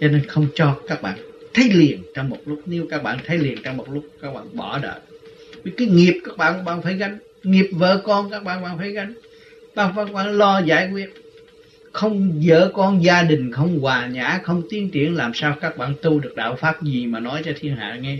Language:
Vietnamese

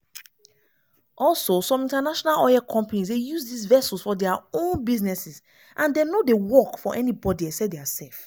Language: Nigerian Pidgin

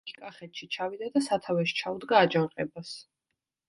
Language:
Georgian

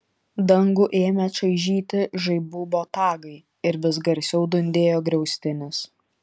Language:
Lithuanian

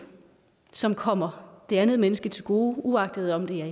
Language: Danish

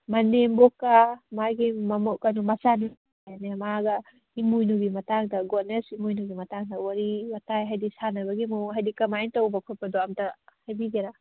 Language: Manipuri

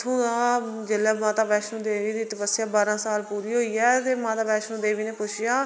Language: Dogri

